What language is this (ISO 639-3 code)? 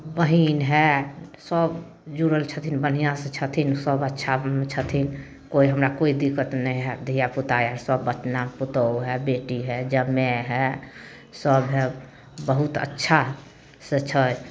mai